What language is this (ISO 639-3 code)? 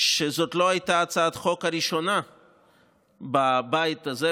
heb